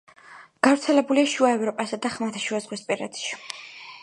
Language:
Georgian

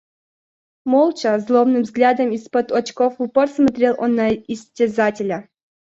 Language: Russian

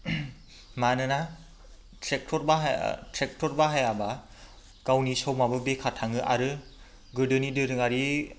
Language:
Bodo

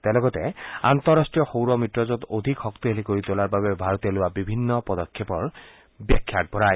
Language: Assamese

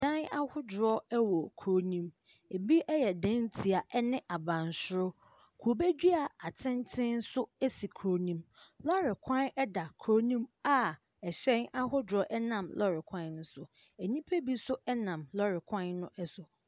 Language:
Akan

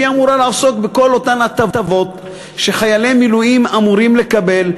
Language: Hebrew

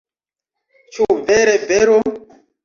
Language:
Esperanto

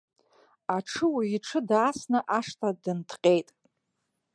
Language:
Abkhazian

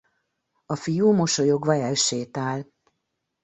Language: Hungarian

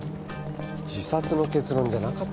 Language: Japanese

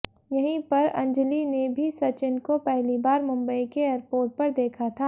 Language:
Hindi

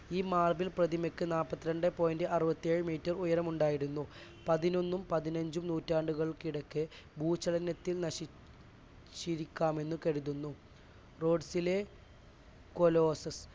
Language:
Malayalam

